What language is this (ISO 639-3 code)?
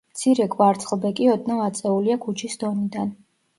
kat